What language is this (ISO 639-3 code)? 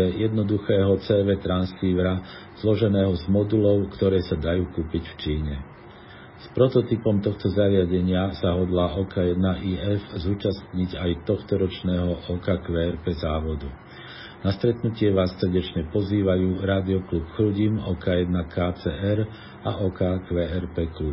slk